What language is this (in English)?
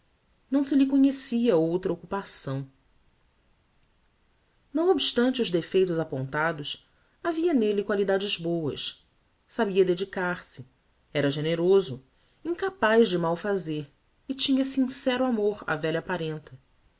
Portuguese